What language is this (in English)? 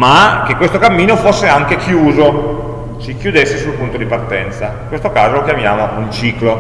Italian